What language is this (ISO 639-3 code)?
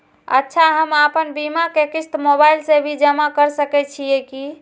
mai